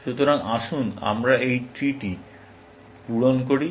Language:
Bangla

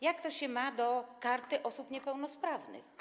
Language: Polish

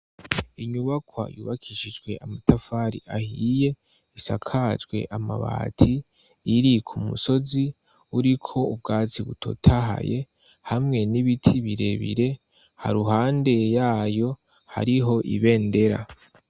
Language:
Rundi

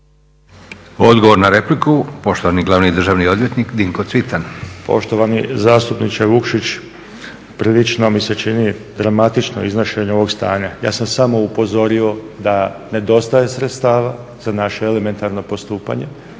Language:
Croatian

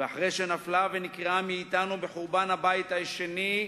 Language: Hebrew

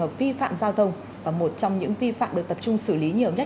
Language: Vietnamese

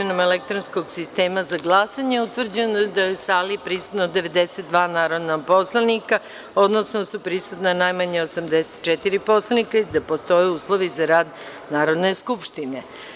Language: Serbian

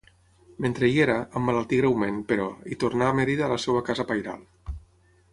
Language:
Catalan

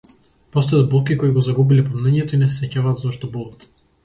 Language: Macedonian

